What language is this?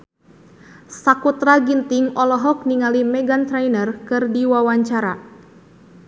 Sundanese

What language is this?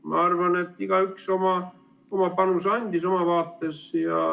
Estonian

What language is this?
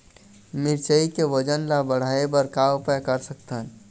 Chhattisgarhi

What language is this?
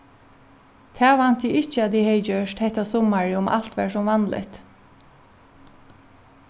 Faroese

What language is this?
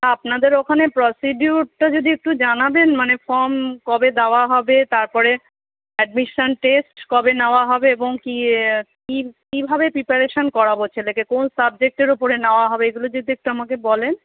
Bangla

